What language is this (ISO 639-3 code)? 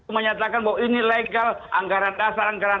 ind